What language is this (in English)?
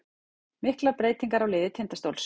Icelandic